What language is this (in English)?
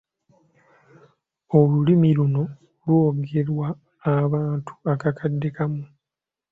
Ganda